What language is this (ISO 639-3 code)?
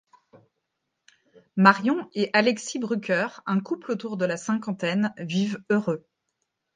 fra